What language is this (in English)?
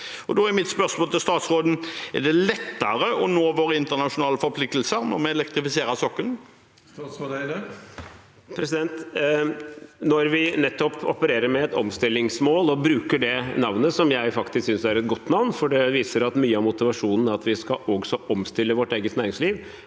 Norwegian